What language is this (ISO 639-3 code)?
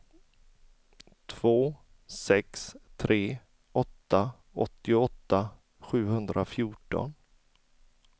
swe